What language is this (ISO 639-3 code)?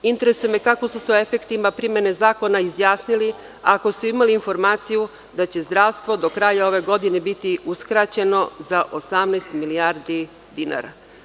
srp